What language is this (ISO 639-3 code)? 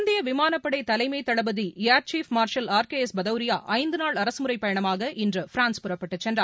tam